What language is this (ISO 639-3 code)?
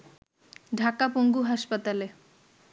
ben